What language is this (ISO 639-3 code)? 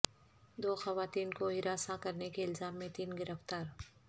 urd